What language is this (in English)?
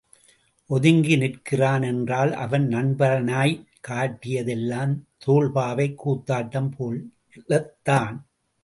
Tamil